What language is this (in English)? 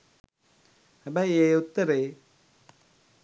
Sinhala